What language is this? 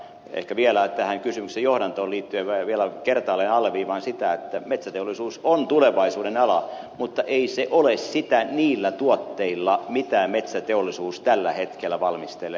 Finnish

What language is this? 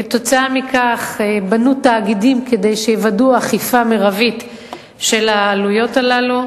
Hebrew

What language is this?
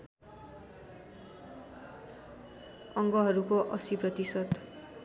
Nepali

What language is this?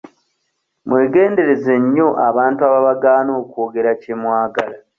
Ganda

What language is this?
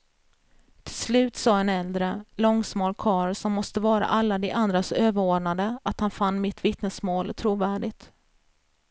Swedish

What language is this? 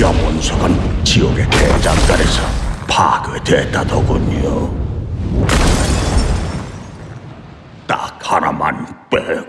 Korean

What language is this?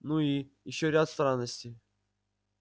Russian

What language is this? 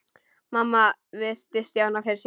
Icelandic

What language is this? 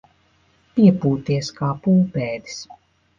Latvian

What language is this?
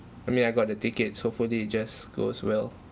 English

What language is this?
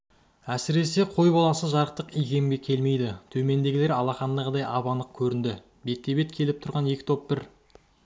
Kazakh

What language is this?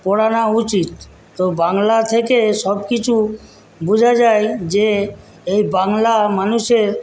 Bangla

